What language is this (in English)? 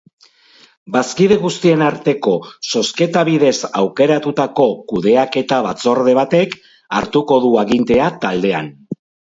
Basque